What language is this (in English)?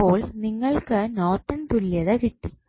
Malayalam